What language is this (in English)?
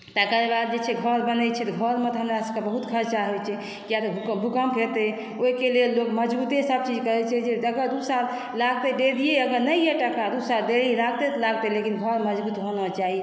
Maithili